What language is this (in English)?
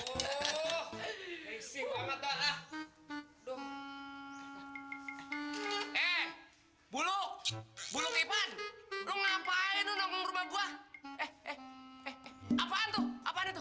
Indonesian